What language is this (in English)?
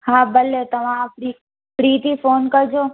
Sindhi